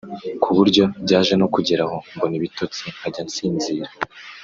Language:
Kinyarwanda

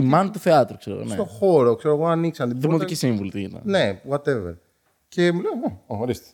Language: Greek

